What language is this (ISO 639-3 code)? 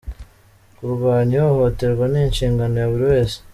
kin